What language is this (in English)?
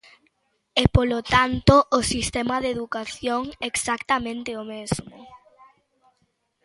Galician